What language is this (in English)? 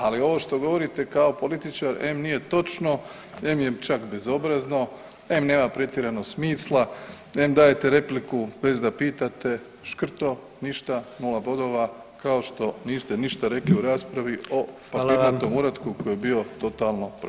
Croatian